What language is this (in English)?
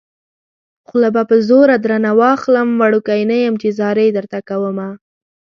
Pashto